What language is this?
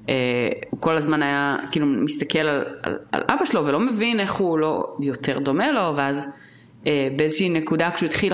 Hebrew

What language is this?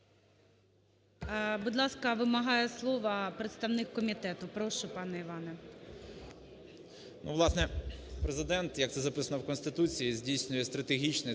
Ukrainian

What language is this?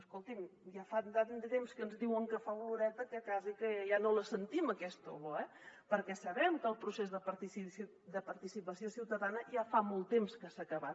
Catalan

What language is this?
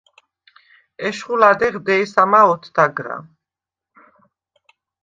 Svan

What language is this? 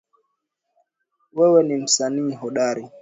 Swahili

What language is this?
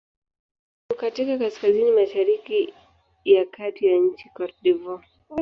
Swahili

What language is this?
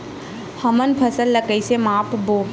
Chhattisgarhi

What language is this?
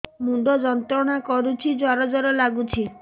Odia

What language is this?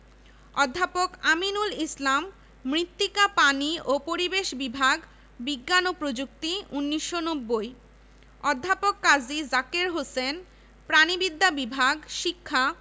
Bangla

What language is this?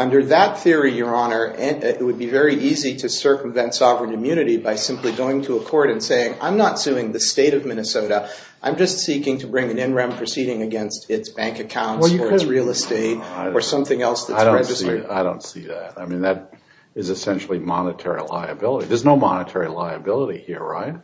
English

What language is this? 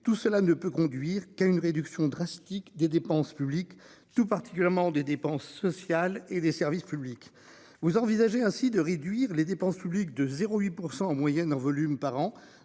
French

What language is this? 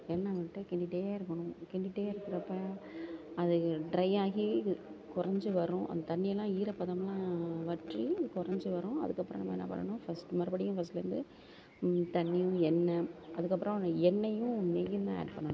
Tamil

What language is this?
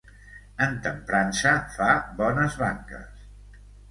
Catalan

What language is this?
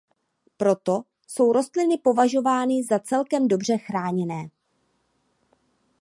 Czech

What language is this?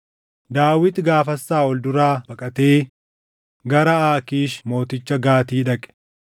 Oromo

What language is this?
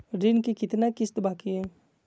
Magahi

